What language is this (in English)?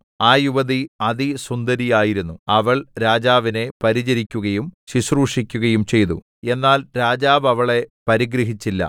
Malayalam